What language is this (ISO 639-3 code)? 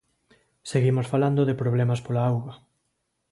glg